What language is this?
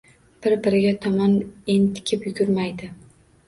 Uzbek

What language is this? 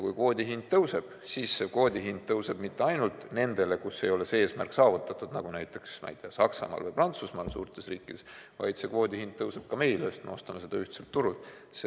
Estonian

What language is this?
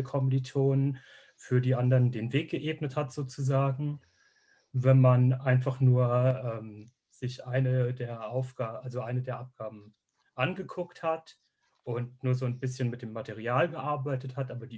German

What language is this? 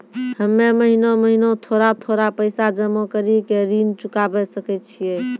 Maithili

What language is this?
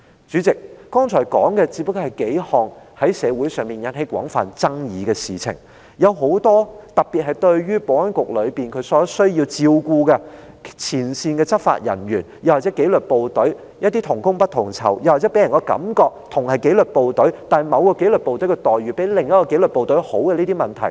Cantonese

